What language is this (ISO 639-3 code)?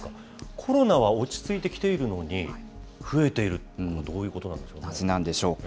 jpn